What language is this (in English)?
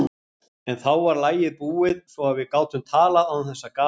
Icelandic